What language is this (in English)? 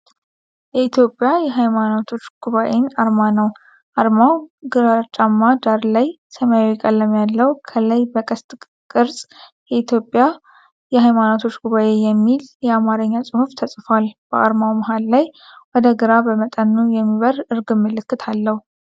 Amharic